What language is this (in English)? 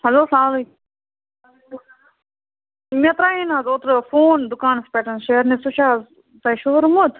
Kashmiri